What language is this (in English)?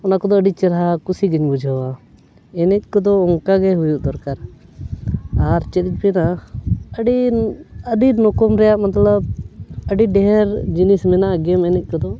Santali